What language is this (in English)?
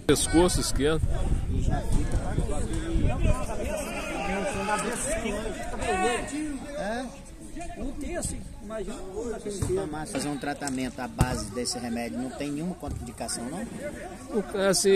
Portuguese